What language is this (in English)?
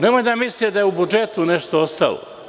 Serbian